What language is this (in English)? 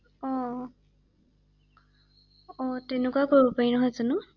Assamese